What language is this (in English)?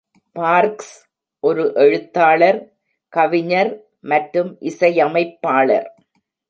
Tamil